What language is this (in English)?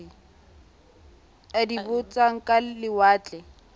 Southern Sotho